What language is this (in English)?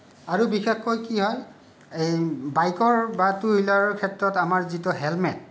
Assamese